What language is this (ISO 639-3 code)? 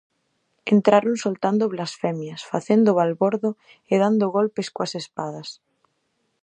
glg